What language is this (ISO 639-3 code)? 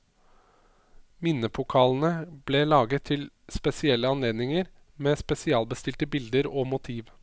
nor